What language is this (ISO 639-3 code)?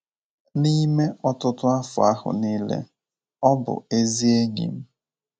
ibo